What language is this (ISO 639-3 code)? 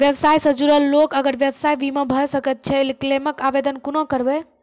mai